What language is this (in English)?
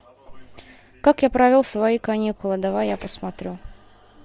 Russian